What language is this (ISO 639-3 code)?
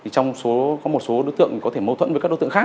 vie